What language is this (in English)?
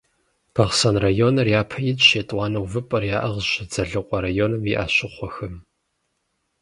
Kabardian